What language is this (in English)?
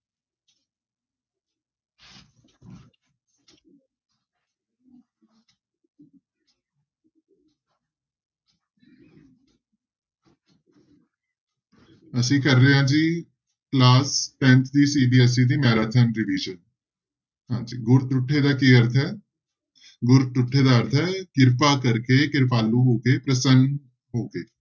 Punjabi